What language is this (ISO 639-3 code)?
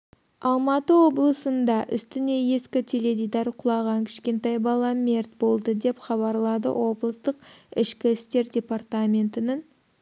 kaz